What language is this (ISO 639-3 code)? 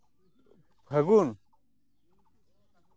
sat